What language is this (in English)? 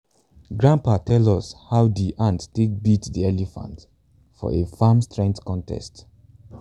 Nigerian Pidgin